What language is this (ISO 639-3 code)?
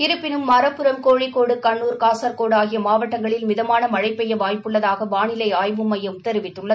tam